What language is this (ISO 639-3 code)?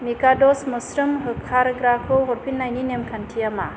brx